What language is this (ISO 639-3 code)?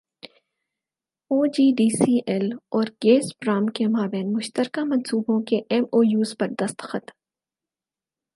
urd